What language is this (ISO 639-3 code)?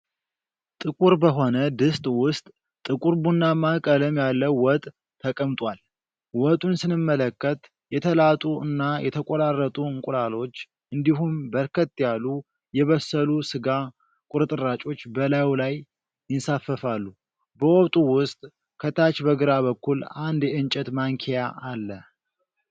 amh